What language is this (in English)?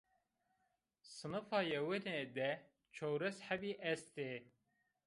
Zaza